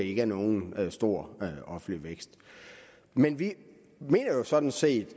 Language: Danish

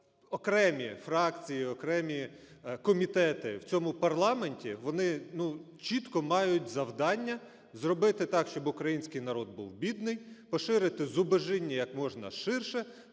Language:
Ukrainian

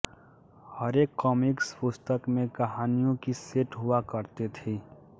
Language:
Hindi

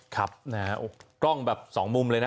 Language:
Thai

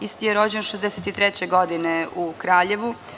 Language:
Serbian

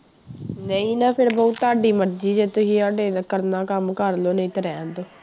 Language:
Punjabi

